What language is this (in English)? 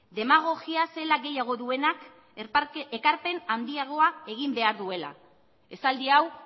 Basque